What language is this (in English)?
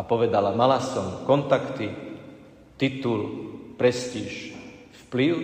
Slovak